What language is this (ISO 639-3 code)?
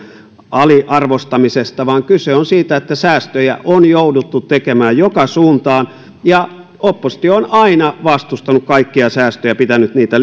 fin